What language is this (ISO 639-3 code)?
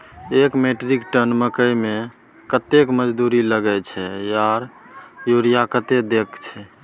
mai